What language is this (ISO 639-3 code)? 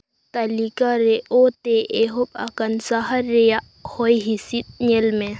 sat